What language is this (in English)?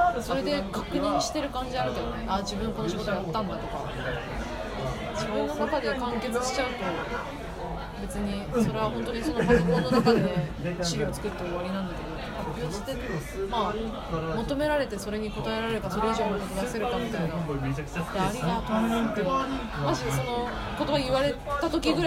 Japanese